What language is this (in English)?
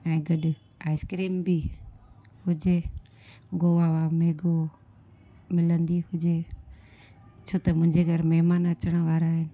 Sindhi